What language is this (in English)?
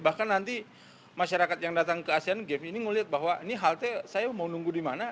Indonesian